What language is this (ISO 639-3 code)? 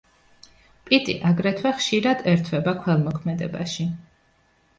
kat